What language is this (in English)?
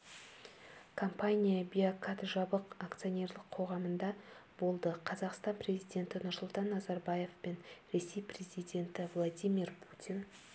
Kazakh